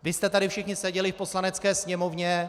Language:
Czech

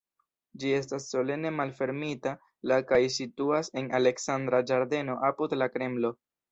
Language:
Esperanto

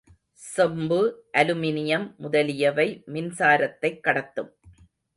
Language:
Tamil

